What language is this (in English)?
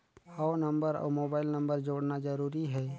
Chhattisgarhi